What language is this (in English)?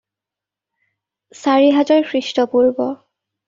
Assamese